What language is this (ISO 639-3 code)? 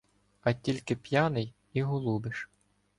ukr